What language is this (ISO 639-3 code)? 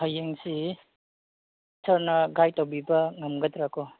mni